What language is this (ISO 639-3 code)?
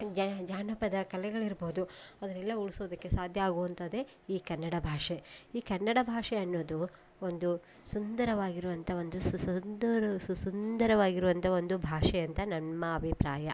kan